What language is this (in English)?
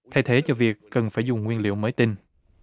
Vietnamese